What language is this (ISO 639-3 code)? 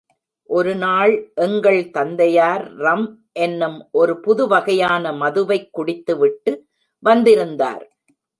tam